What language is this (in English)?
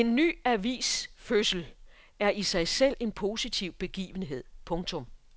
Danish